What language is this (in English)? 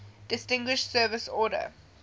English